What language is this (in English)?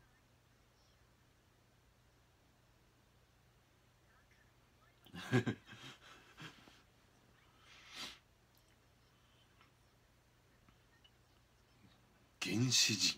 Japanese